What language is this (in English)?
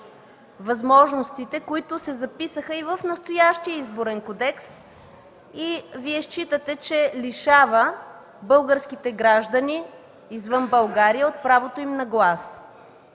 Bulgarian